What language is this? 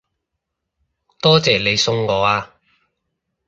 Cantonese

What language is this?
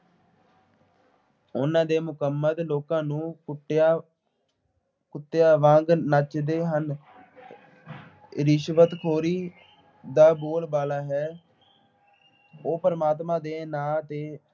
Punjabi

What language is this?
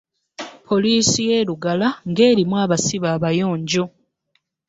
Ganda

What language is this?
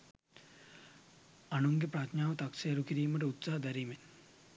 Sinhala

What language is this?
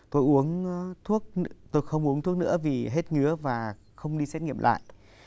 Vietnamese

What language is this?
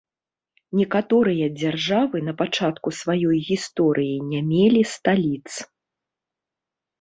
Belarusian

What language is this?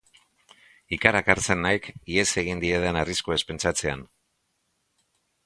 Basque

